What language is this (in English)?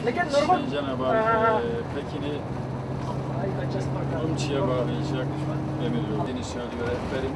Turkish